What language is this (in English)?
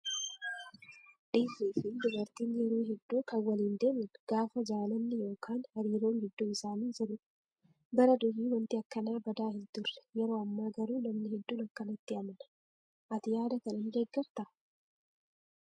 Oromo